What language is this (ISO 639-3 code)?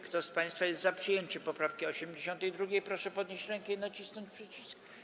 pol